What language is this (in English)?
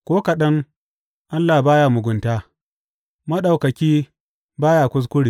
Hausa